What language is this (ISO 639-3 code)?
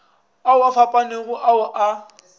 nso